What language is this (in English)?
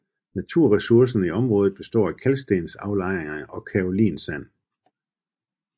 Danish